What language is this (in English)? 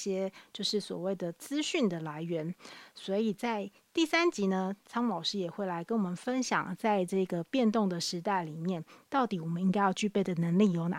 Chinese